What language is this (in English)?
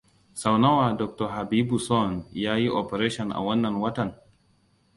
Hausa